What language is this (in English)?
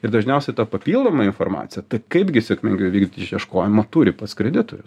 Lithuanian